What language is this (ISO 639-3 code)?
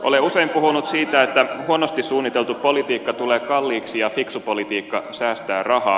fin